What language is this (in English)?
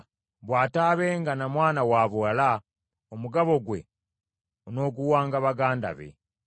Ganda